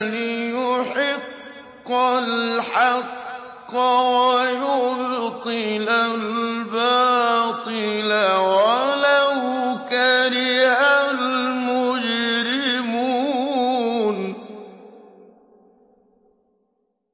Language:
Arabic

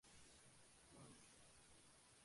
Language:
Spanish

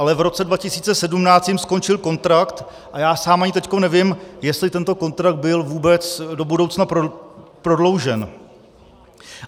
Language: Czech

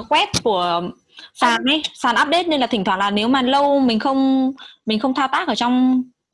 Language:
Vietnamese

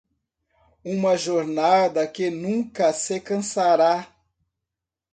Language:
Portuguese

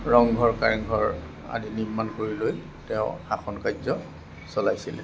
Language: Assamese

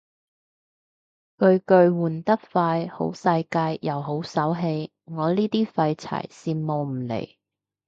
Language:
Cantonese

